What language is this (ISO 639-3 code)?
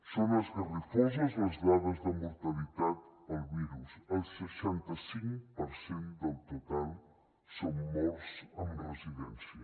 cat